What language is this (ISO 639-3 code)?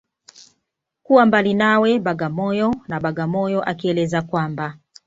swa